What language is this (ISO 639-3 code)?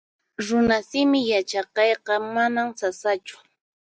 qxp